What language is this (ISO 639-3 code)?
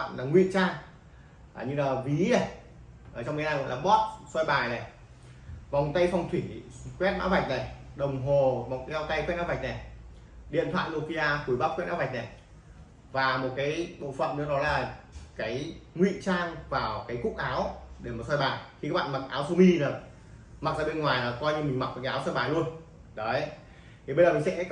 vie